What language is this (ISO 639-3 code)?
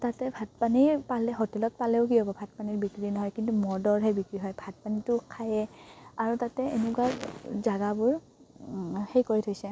asm